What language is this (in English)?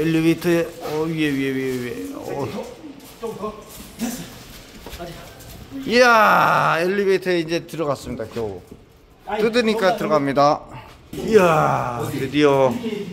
Korean